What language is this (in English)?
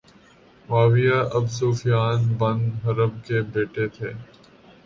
Urdu